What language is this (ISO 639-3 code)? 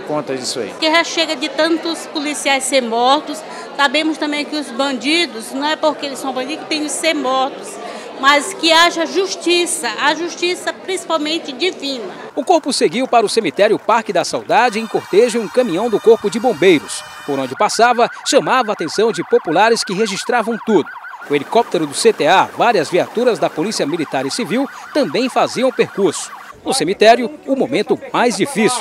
por